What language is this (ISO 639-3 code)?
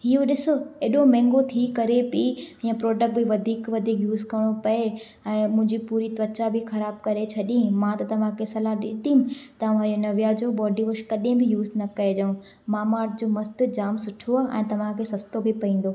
snd